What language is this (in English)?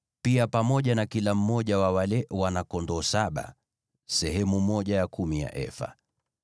Swahili